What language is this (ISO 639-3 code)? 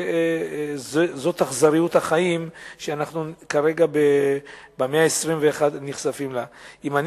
heb